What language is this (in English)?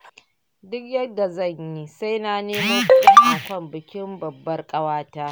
Hausa